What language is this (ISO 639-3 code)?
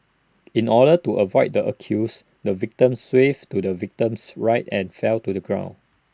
eng